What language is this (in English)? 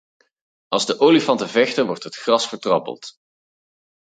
Dutch